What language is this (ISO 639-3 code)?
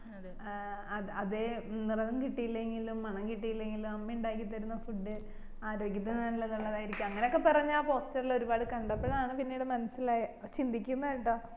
mal